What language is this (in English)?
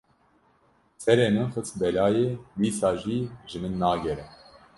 Kurdish